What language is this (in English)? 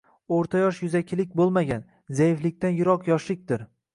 Uzbek